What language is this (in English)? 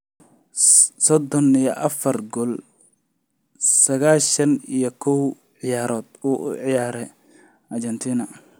Somali